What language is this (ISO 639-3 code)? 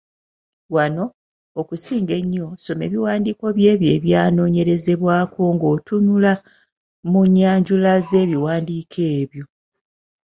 lug